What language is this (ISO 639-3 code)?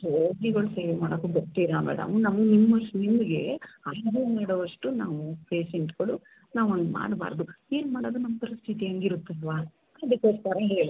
kan